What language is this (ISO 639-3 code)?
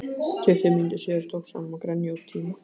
isl